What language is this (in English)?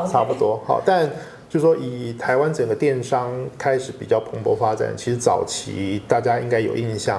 Chinese